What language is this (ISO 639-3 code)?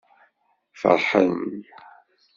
kab